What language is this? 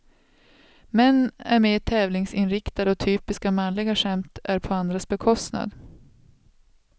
Swedish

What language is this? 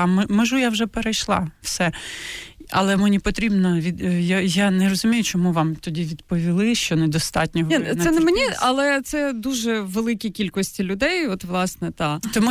Ukrainian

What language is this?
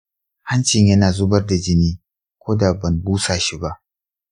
Hausa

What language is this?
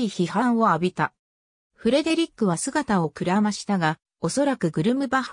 Japanese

